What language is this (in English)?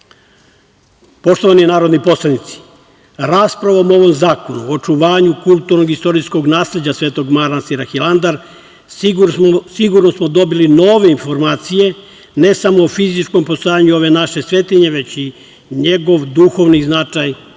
Serbian